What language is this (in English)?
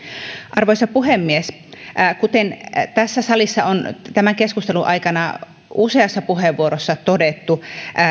Finnish